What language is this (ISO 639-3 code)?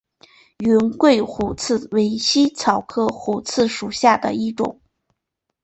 zho